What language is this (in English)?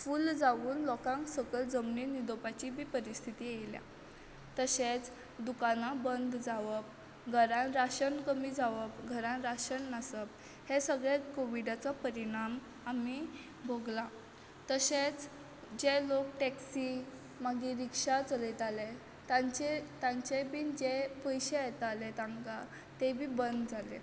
Konkani